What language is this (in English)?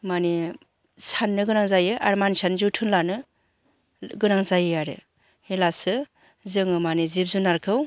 Bodo